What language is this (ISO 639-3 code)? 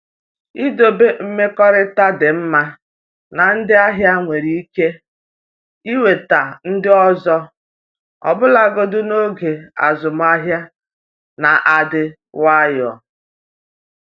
ibo